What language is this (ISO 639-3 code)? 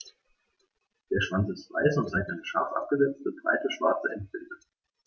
deu